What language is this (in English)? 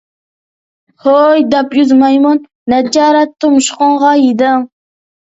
Uyghur